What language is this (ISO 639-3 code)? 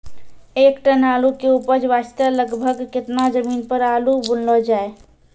mai